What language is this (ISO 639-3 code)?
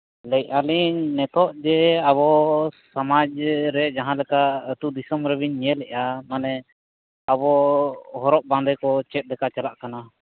sat